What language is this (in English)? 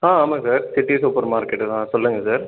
Tamil